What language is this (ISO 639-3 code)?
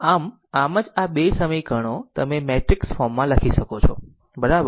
guj